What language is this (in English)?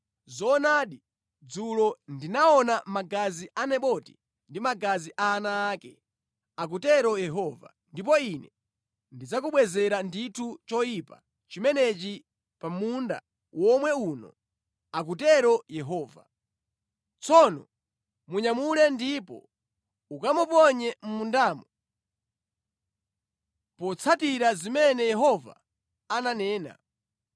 Nyanja